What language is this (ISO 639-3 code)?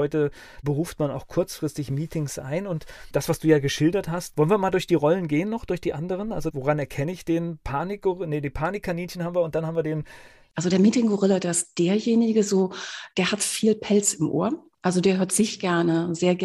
deu